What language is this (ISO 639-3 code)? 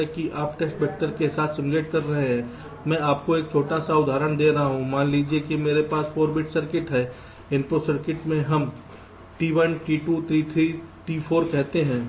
hin